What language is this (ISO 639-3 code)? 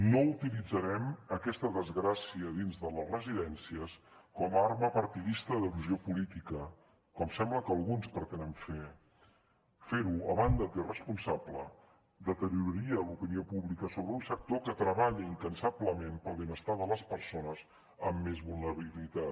cat